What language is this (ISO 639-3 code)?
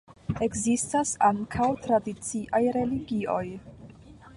epo